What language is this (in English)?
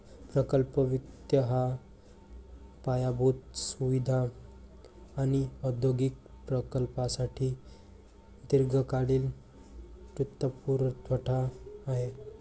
Marathi